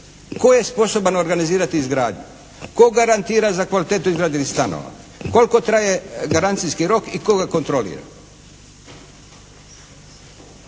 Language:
Croatian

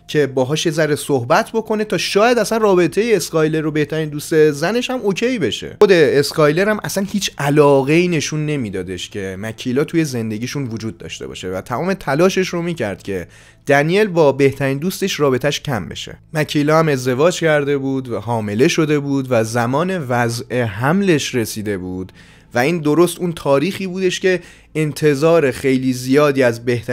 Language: Persian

